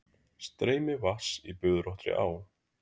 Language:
Icelandic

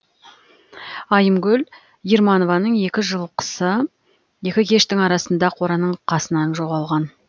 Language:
Kazakh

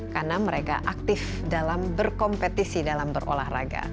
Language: Indonesian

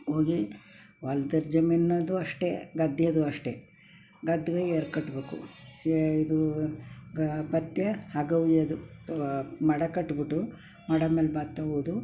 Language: Kannada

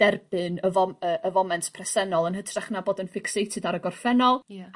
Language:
Welsh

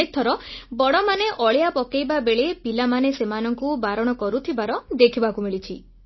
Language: Odia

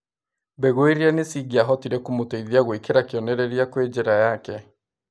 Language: Kikuyu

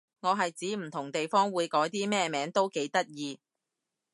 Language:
Cantonese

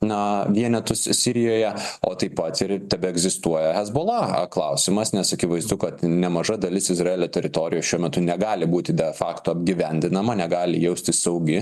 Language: Lithuanian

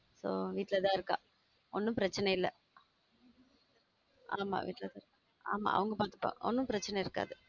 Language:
Tamil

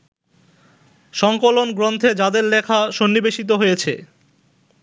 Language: Bangla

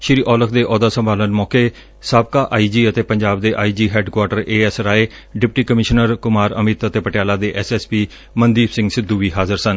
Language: Punjabi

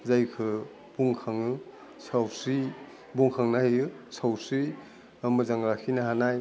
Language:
Bodo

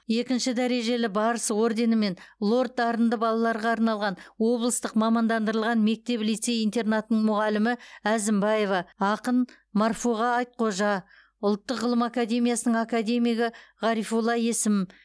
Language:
Kazakh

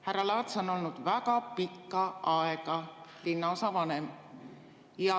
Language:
Estonian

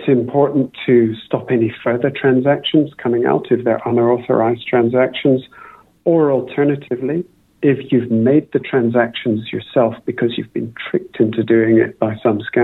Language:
Filipino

